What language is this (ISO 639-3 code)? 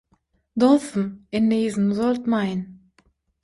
tuk